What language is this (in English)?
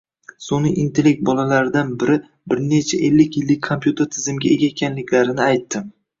Uzbek